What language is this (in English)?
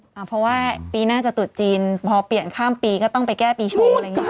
Thai